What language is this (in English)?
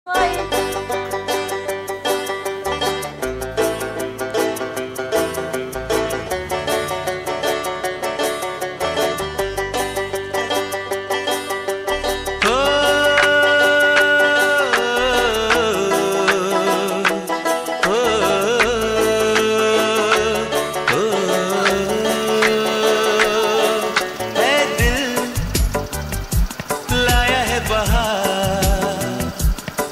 Arabic